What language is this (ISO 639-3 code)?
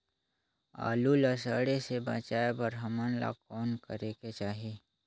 hne